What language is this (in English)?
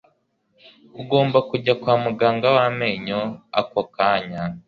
Kinyarwanda